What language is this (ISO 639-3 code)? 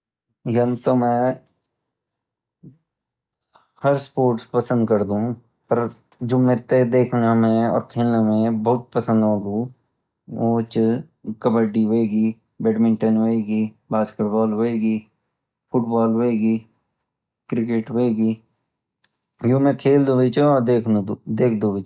gbm